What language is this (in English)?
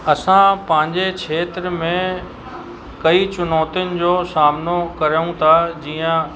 Sindhi